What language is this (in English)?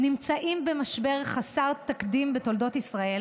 Hebrew